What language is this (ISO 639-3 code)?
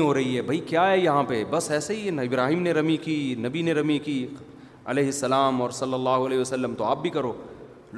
urd